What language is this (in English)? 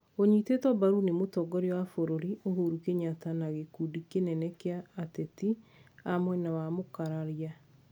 Kikuyu